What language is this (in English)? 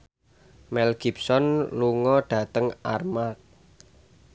Javanese